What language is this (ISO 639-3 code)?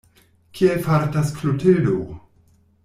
epo